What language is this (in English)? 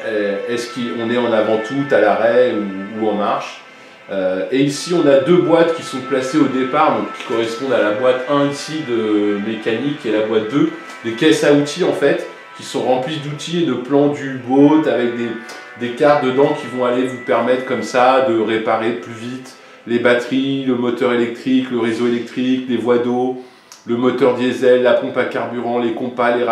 French